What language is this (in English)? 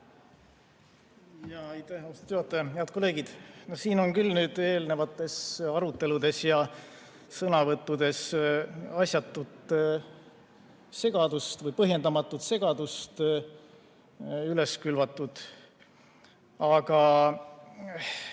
Estonian